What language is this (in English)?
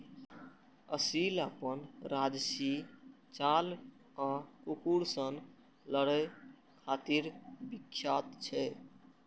Maithili